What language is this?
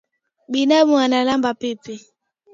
Swahili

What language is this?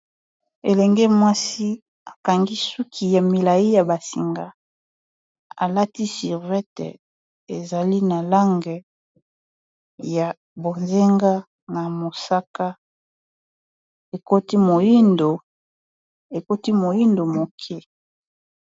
Lingala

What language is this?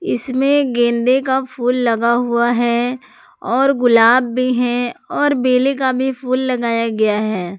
Hindi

